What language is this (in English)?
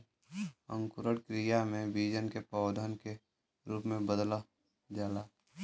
Bhojpuri